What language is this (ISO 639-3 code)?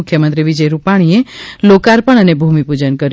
guj